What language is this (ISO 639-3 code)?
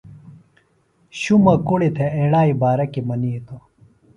phl